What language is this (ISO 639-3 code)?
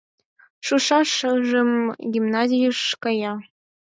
chm